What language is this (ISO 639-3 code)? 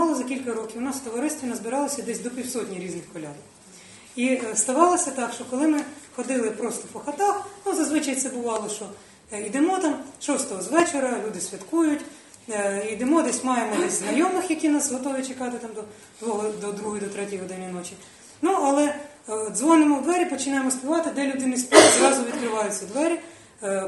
ukr